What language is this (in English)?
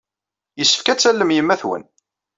Kabyle